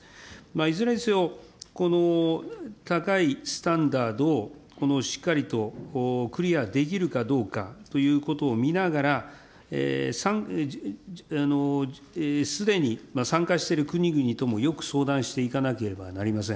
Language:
Japanese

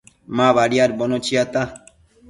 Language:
Matsés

